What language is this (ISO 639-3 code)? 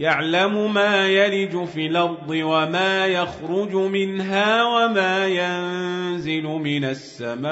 ara